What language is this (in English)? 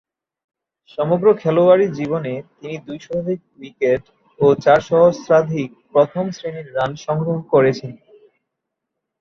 Bangla